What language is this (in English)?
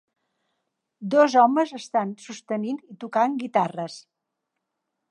Catalan